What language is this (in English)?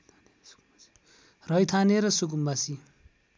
Nepali